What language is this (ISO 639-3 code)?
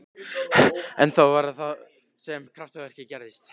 isl